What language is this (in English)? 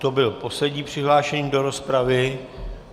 Czech